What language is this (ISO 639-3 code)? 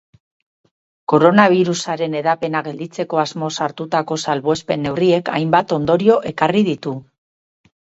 eus